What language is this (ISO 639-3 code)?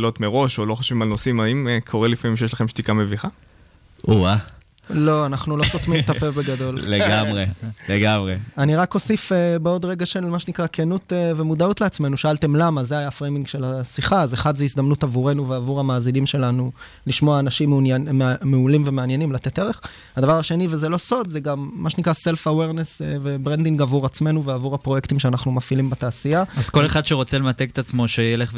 heb